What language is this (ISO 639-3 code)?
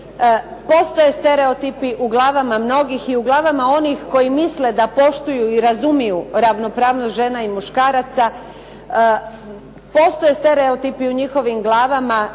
hrv